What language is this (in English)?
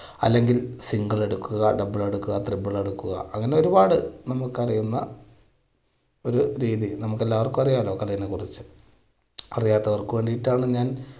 Malayalam